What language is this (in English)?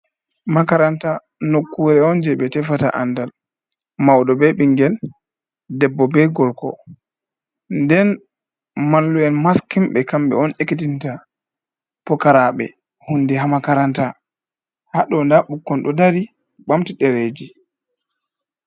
Fula